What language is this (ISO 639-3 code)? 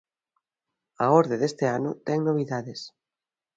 glg